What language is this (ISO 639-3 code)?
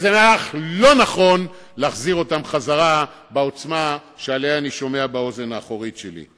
heb